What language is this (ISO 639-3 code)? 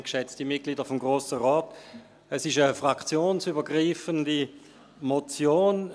gsw